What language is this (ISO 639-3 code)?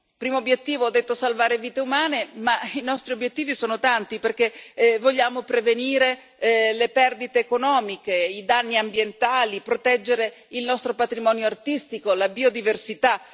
ita